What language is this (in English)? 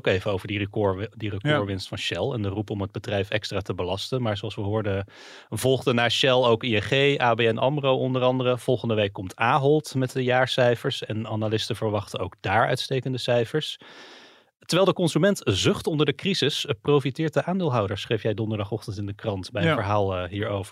Dutch